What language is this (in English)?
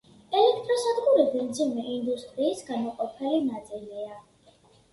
Georgian